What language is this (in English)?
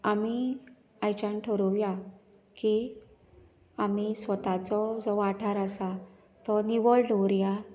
Konkani